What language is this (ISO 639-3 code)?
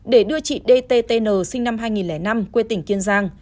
vie